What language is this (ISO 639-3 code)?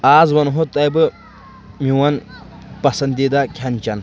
kas